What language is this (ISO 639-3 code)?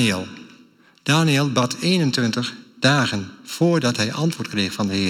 nld